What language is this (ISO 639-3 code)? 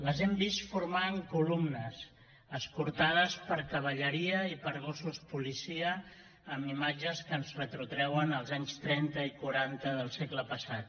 cat